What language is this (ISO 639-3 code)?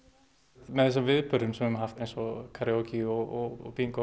isl